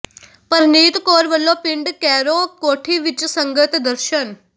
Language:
Punjabi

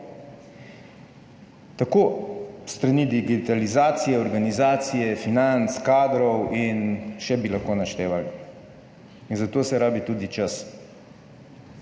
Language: Slovenian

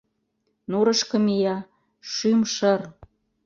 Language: Mari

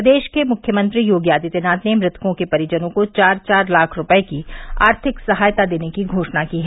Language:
Hindi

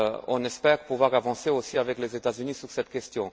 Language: French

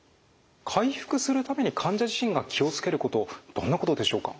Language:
Japanese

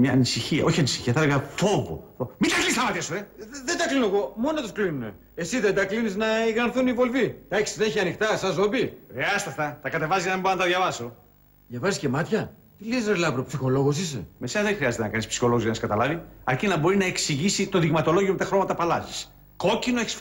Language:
Greek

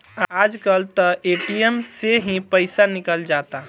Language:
Bhojpuri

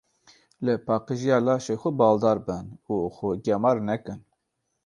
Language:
Kurdish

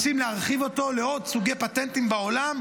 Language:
Hebrew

